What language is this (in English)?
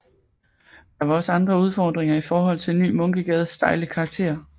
Danish